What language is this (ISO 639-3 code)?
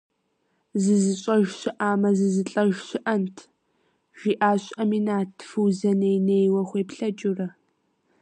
kbd